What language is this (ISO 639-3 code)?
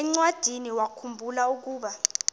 xho